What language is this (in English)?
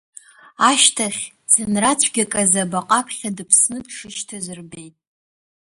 Abkhazian